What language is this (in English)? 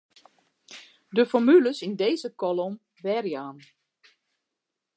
Western Frisian